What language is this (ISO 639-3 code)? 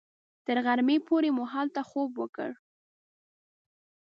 pus